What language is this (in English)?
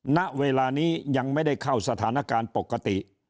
Thai